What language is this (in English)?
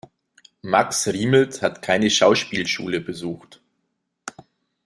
German